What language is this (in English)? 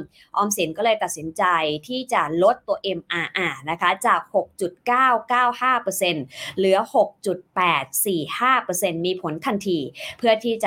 Thai